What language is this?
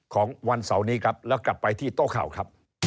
Thai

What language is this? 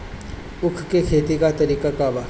Bhojpuri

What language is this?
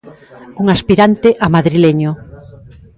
Galician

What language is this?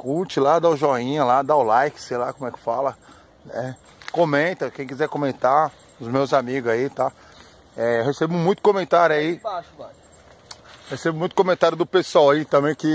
Portuguese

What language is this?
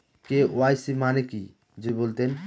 Bangla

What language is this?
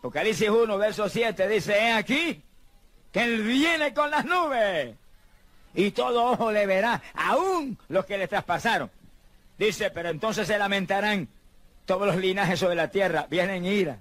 Spanish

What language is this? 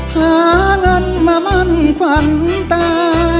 Thai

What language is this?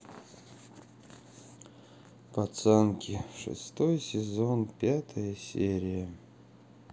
Russian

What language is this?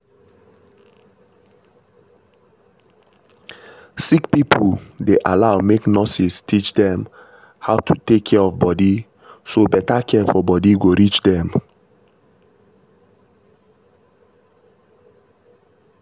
Nigerian Pidgin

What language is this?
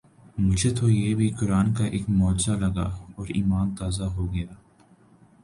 Urdu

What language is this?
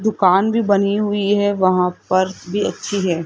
Hindi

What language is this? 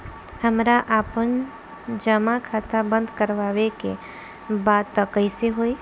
Bhojpuri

